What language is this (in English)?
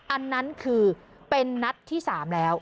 Thai